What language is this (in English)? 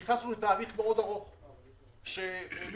Hebrew